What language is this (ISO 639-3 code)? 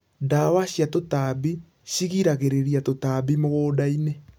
kik